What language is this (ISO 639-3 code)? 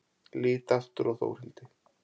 isl